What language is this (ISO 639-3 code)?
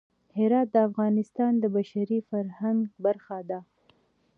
pus